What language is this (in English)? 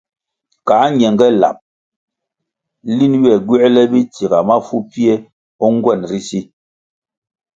Kwasio